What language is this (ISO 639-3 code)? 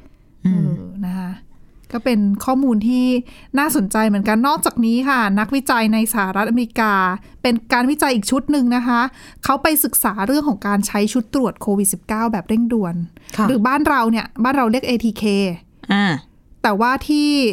tha